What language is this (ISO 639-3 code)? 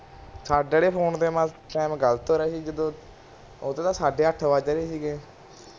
pan